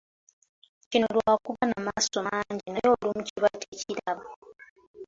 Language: Ganda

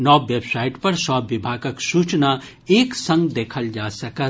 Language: Maithili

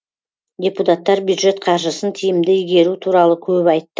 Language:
Kazakh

